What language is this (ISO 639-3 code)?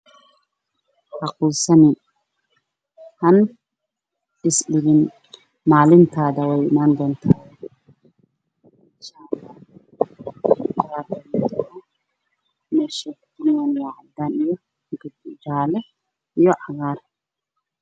som